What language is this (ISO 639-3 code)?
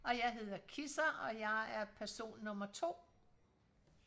dan